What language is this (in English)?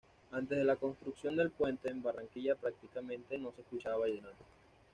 Spanish